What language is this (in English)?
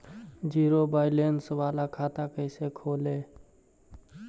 Magahi